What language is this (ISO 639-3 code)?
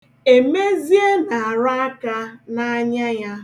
ibo